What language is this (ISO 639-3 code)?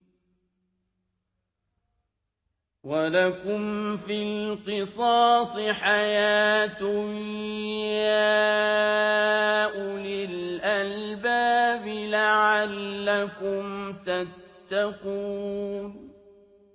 ara